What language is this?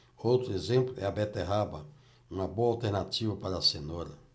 Portuguese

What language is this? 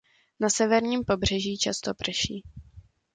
Czech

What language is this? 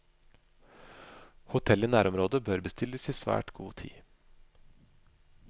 Norwegian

